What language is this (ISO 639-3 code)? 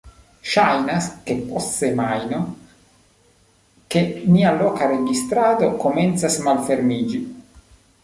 epo